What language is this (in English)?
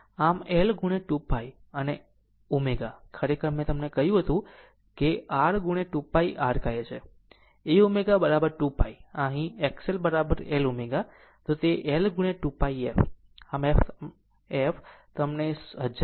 Gujarati